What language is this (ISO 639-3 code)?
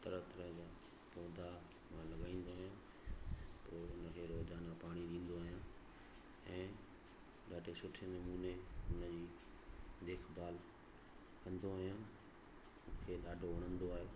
snd